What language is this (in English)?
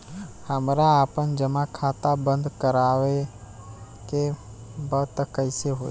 Bhojpuri